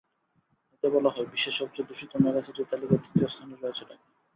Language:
Bangla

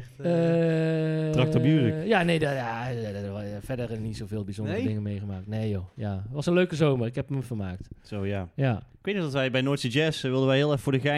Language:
Dutch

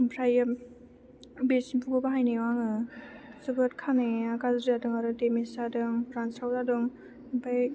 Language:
Bodo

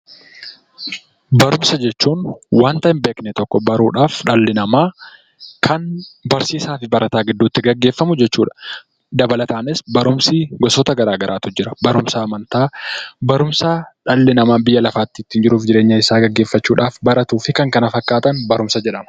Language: Oromo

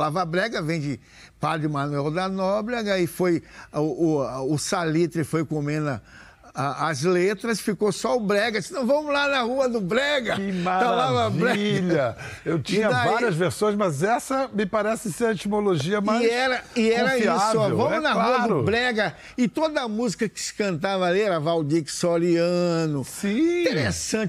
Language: Portuguese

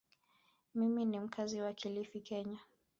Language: Swahili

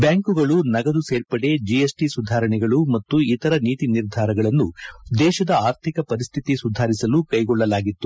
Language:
Kannada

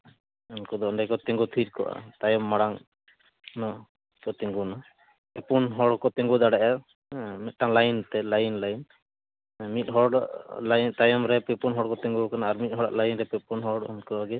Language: Santali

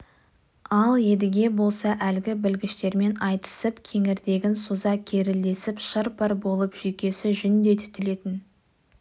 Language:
Kazakh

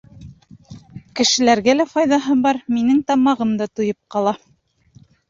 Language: Bashkir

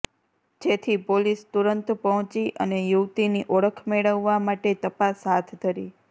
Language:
Gujarati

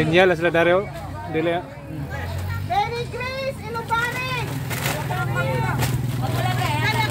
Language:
Indonesian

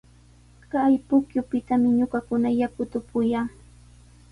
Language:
Sihuas Ancash Quechua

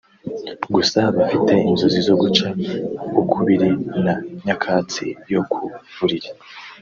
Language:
Kinyarwanda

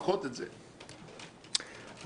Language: Hebrew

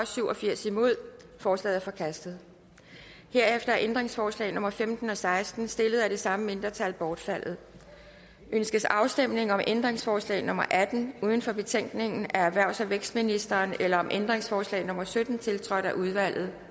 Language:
Danish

